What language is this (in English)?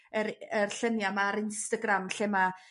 Welsh